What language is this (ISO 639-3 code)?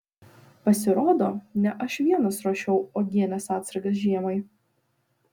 lit